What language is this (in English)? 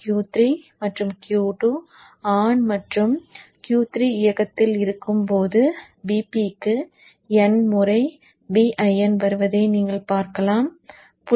Tamil